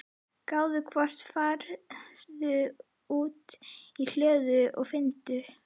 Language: Icelandic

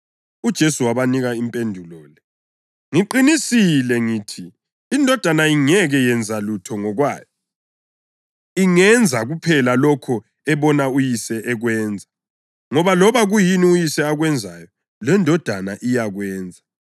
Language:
North Ndebele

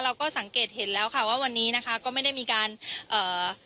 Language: Thai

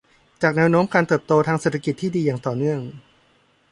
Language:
Thai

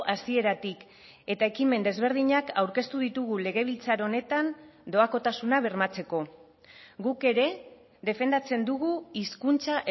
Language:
Basque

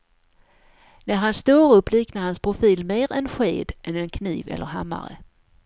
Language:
Swedish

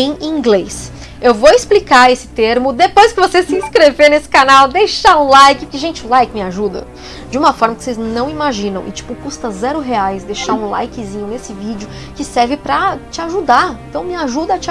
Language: Portuguese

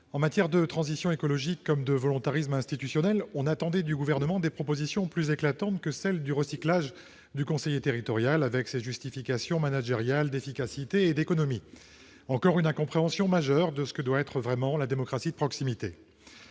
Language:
French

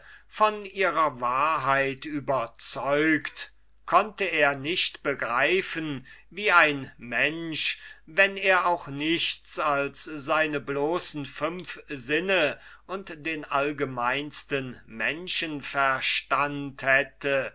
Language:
German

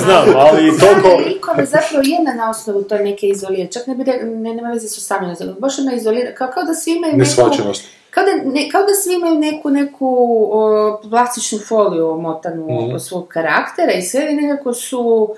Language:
Croatian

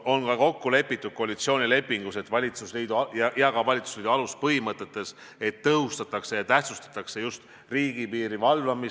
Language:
Estonian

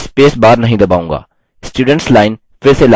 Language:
Hindi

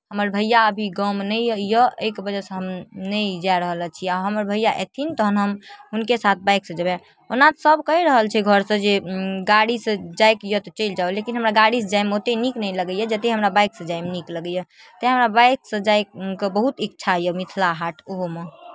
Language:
Maithili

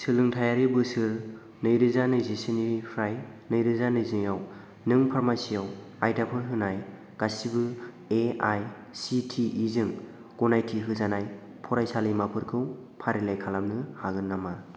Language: Bodo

